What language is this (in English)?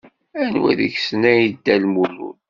Kabyle